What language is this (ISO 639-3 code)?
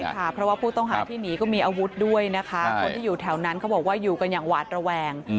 tha